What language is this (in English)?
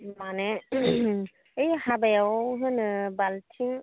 Bodo